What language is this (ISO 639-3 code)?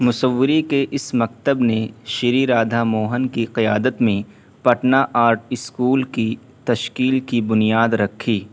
urd